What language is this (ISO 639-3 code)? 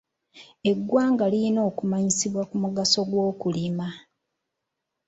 lug